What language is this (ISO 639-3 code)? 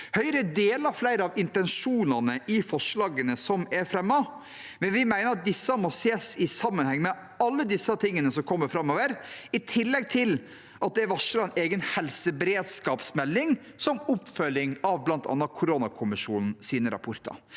nor